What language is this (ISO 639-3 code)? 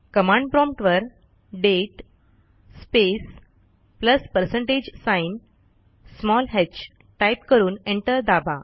mar